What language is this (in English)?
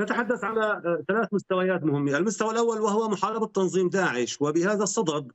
Arabic